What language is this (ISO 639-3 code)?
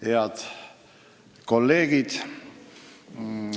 est